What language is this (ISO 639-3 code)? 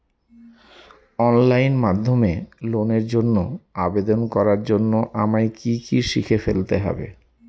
ben